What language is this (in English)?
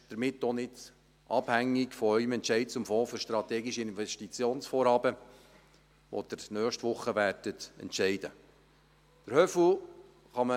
Swiss German